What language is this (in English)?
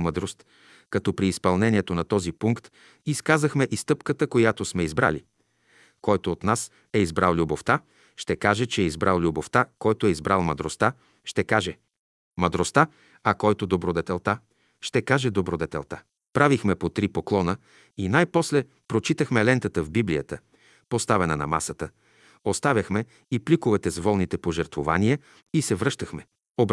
Bulgarian